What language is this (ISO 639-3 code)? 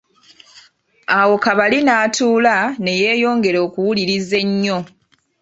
lug